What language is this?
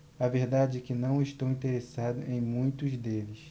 Portuguese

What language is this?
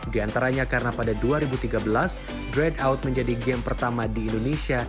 Indonesian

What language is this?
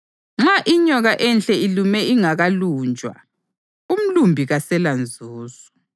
North Ndebele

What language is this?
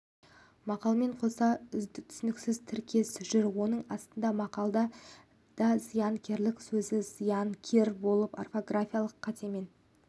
Kazakh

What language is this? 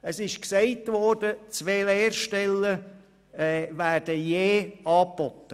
Swiss German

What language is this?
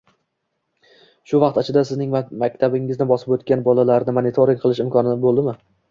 Uzbek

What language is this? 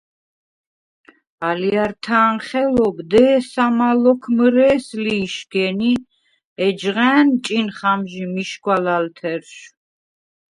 Svan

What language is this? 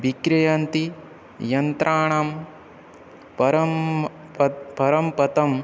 Sanskrit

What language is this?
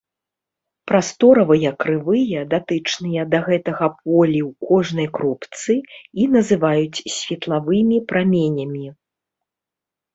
Belarusian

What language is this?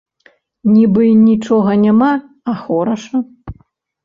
Belarusian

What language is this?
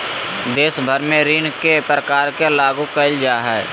Magahi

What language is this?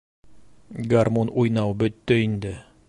Bashkir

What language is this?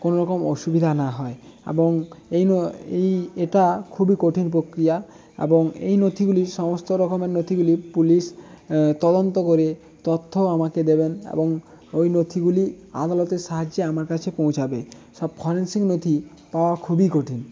Bangla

